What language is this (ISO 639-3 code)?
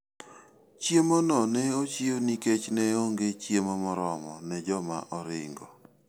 luo